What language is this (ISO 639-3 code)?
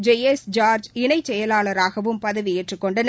tam